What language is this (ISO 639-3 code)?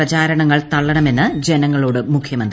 mal